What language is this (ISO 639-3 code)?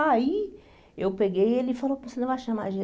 por